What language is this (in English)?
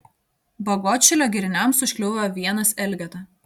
Lithuanian